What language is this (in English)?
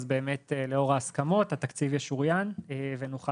Hebrew